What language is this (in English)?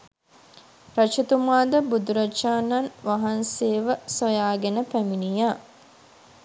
Sinhala